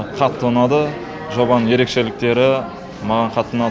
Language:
Kazakh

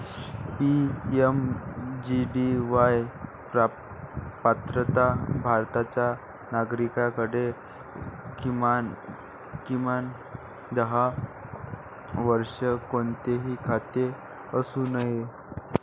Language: Marathi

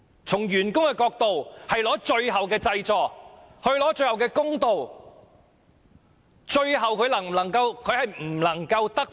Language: Cantonese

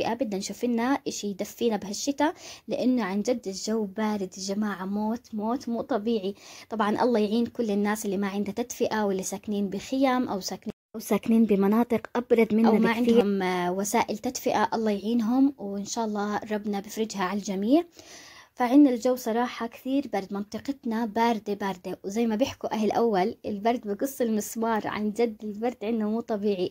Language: Arabic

